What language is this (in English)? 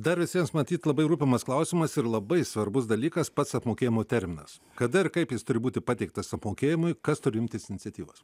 Lithuanian